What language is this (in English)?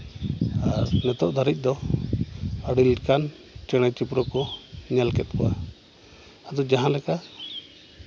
Santali